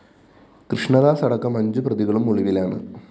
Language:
Malayalam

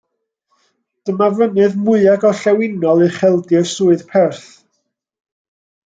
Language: Welsh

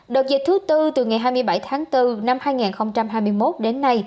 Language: Vietnamese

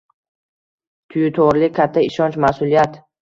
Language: Uzbek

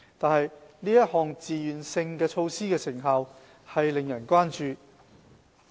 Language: Cantonese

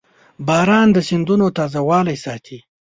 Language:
Pashto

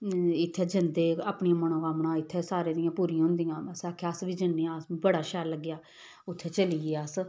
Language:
Dogri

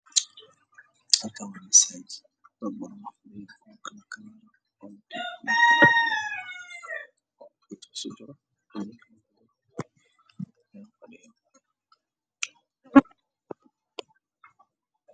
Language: Somali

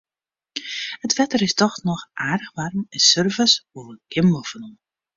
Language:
Western Frisian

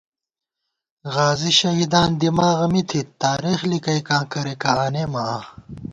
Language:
Gawar-Bati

